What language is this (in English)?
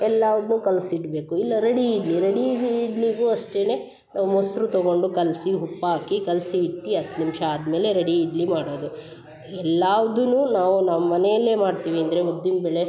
Kannada